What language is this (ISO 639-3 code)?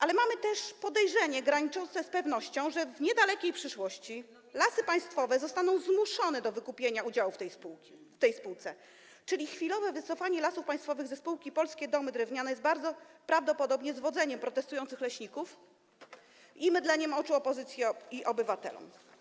pol